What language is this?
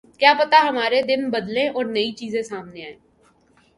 Urdu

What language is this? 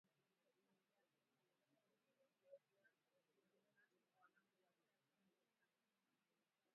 Swahili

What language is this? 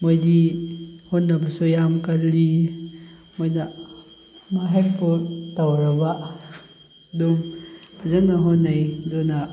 Manipuri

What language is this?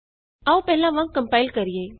Punjabi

